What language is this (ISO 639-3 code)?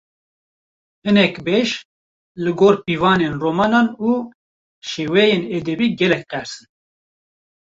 kur